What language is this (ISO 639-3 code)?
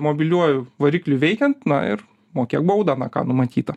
lit